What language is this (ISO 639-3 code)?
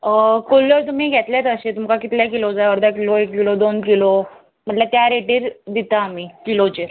kok